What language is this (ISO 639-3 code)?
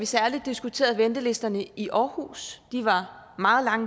dan